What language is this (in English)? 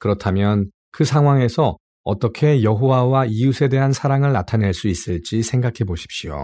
Korean